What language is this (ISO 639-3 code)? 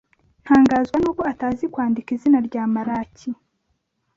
kin